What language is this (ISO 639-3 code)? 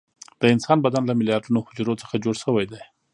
pus